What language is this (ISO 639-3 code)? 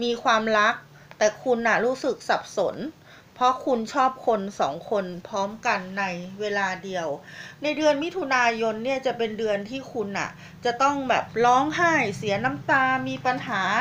tha